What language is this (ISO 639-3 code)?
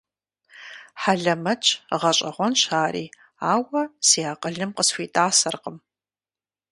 kbd